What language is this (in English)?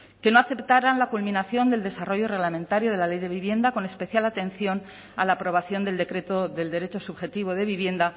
Spanish